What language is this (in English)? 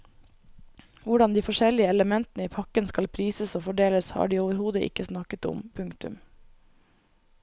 Norwegian